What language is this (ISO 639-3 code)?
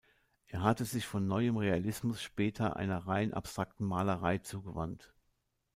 deu